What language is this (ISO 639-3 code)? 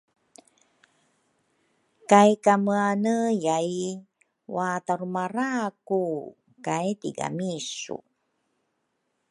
dru